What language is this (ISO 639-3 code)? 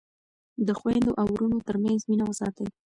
pus